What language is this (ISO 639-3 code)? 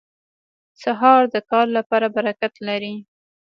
pus